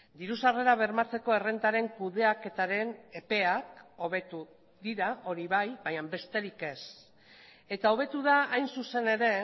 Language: Basque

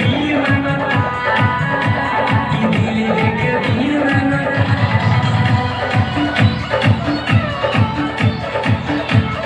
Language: Hindi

